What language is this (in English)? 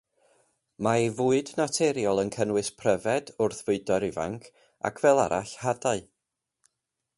Welsh